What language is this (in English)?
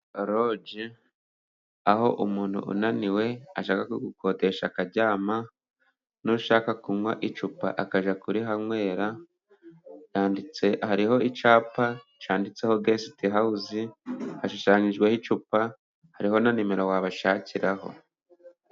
Kinyarwanda